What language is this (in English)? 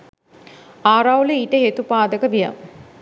Sinhala